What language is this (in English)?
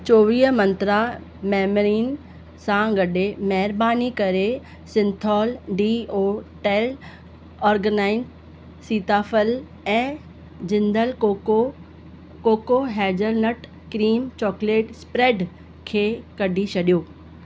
Sindhi